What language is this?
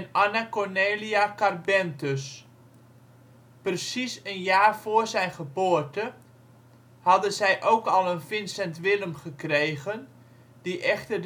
Dutch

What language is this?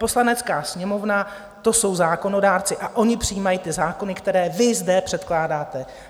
Czech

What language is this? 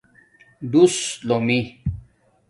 Domaaki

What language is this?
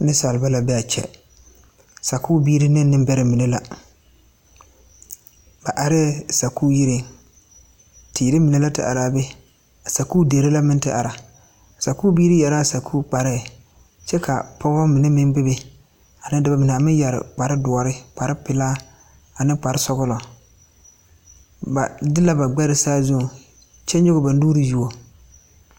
Southern Dagaare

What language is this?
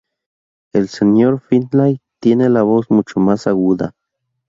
Spanish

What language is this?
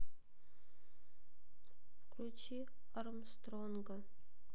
Russian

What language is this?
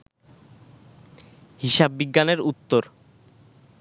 Bangla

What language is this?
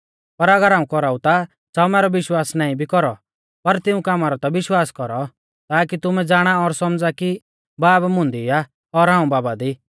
Mahasu Pahari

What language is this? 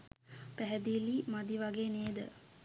Sinhala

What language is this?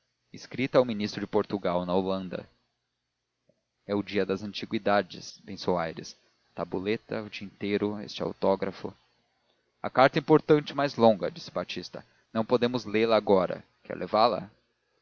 Portuguese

